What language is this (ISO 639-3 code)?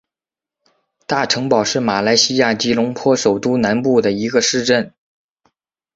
zho